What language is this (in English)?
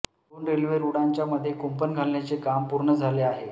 Marathi